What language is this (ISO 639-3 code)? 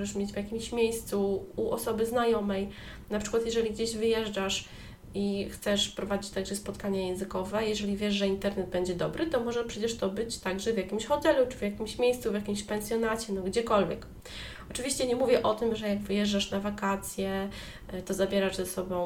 pol